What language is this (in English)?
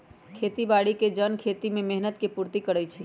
Magahi